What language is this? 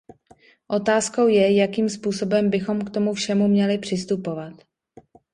Czech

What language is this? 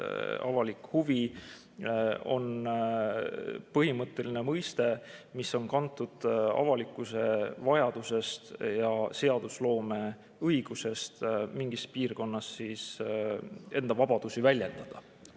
Estonian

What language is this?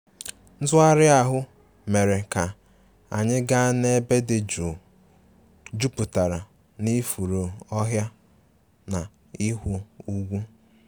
Igbo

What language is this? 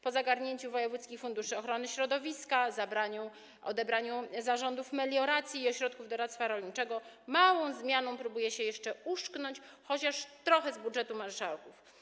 Polish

